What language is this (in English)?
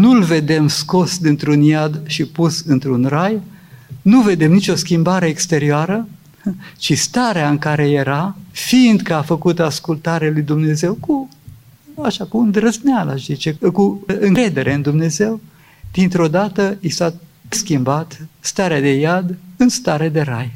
Romanian